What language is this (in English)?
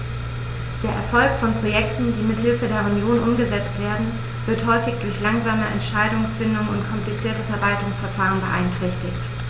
German